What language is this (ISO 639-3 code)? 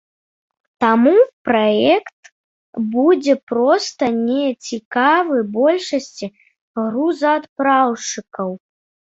bel